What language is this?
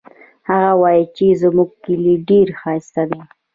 Pashto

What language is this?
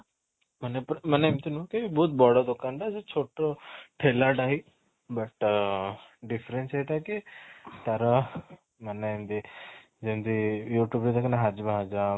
Odia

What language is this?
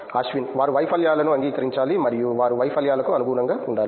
Telugu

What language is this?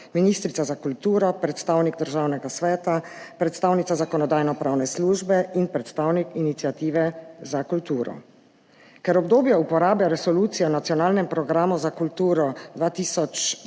Slovenian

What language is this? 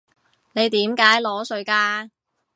Cantonese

